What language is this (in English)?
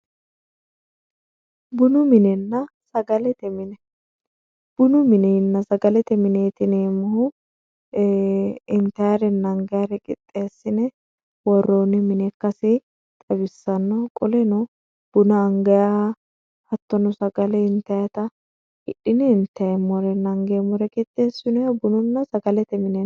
Sidamo